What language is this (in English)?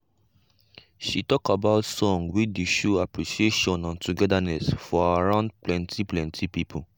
Nigerian Pidgin